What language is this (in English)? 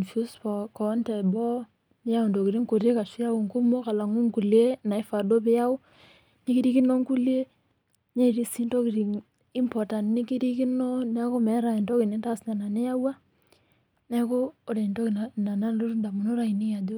Masai